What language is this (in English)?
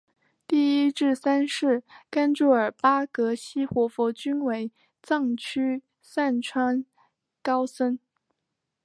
Chinese